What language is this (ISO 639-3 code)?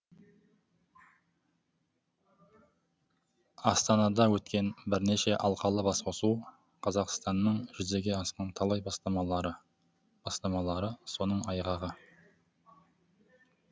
kaz